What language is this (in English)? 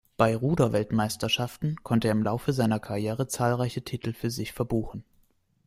German